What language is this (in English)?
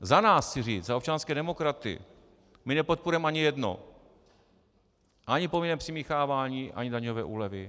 Czech